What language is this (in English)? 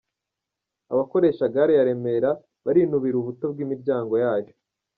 Kinyarwanda